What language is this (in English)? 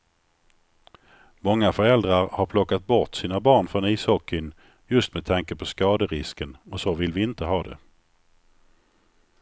Swedish